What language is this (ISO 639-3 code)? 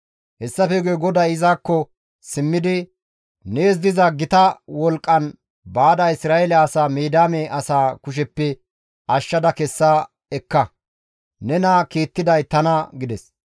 gmv